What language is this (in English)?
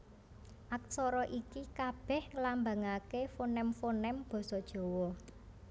Javanese